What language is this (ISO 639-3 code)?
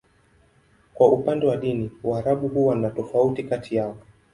swa